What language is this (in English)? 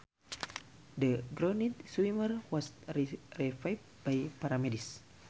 Sundanese